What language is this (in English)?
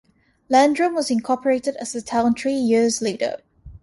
English